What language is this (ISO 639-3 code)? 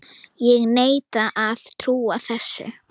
isl